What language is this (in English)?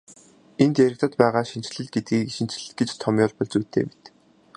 Mongolian